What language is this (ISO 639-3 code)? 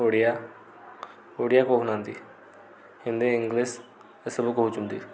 ori